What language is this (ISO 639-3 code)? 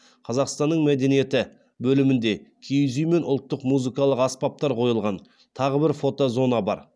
kaz